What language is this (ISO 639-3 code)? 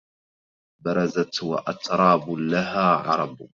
ara